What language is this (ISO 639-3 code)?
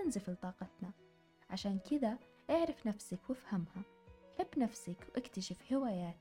ara